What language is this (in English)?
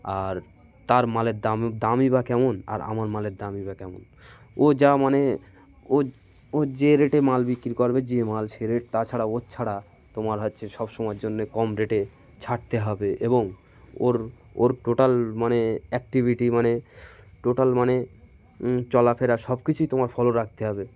Bangla